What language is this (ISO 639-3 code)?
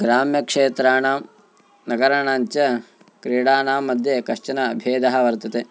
san